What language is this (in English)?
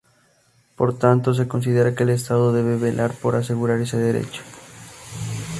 Spanish